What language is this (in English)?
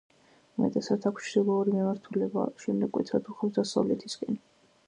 Georgian